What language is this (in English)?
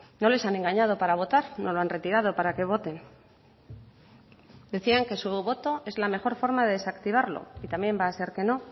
Spanish